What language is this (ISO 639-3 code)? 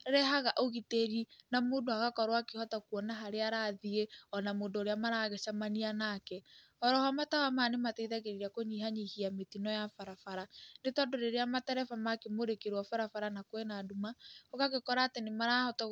kik